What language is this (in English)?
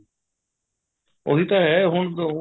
Punjabi